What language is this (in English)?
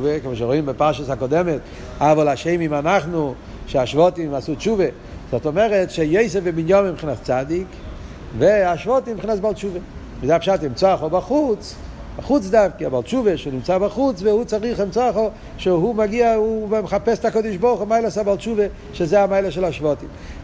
Hebrew